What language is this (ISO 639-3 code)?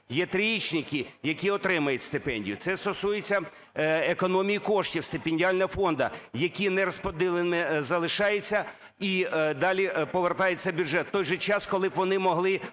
ukr